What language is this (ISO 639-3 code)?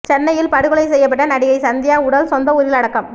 tam